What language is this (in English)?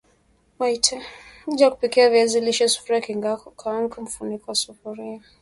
Swahili